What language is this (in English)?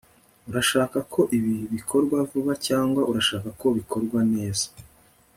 Kinyarwanda